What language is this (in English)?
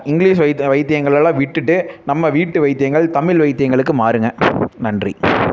Tamil